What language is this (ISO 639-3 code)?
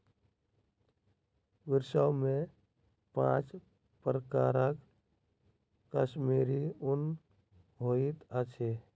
mai